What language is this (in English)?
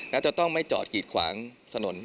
Thai